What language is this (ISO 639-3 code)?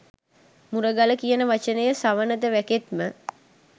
sin